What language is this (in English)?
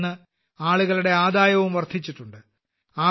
Malayalam